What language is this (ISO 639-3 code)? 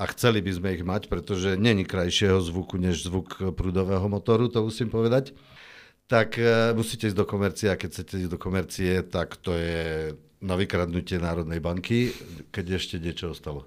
slk